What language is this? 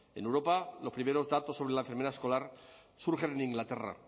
Spanish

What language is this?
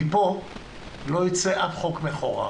Hebrew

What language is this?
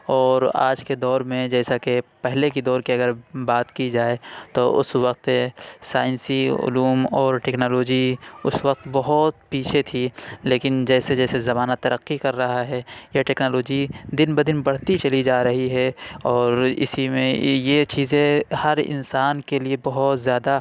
Urdu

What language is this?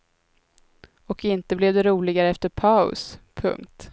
Swedish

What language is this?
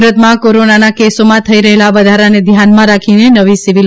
Gujarati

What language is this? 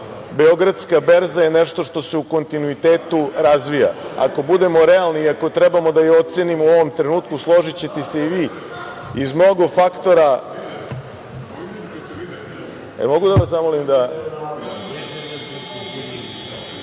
Serbian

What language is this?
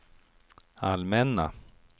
Swedish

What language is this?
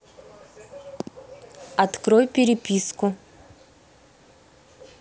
Russian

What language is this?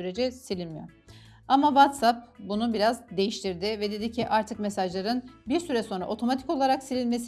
Turkish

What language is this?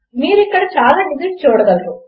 Telugu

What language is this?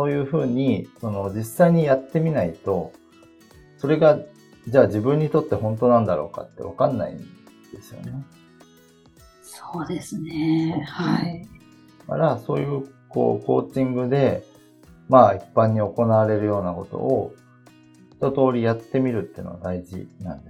Japanese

